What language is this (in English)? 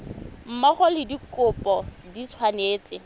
Tswana